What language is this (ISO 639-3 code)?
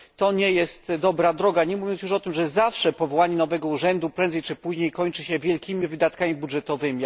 pol